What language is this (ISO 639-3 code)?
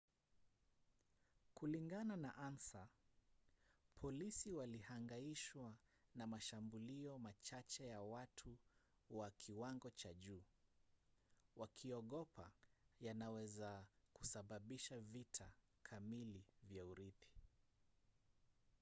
swa